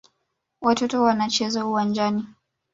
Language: Swahili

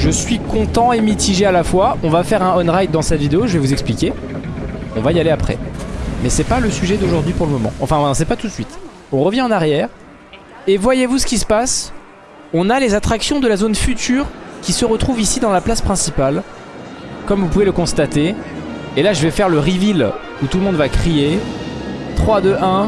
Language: French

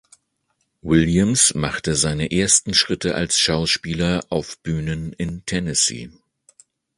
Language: German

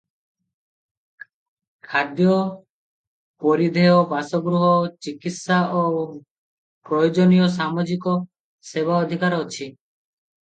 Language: Odia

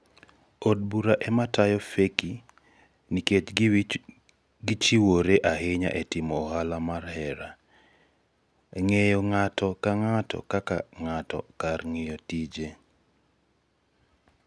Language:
Luo (Kenya and Tanzania)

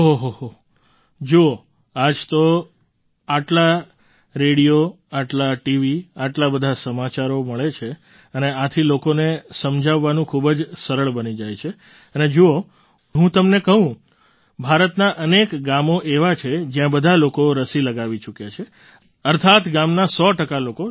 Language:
Gujarati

